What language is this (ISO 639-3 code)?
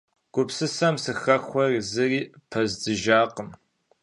kbd